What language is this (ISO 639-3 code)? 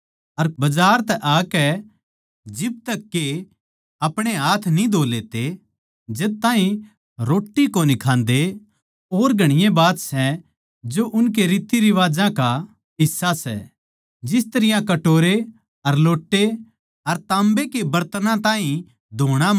bgc